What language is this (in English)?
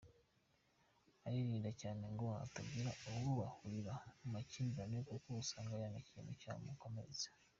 Kinyarwanda